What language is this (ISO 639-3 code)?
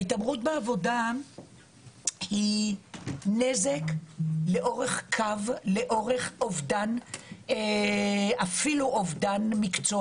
heb